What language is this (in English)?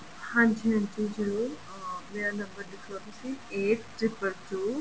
Punjabi